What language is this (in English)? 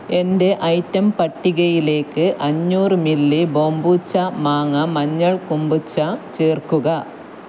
Malayalam